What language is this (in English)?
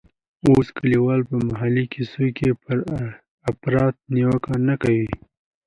Pashto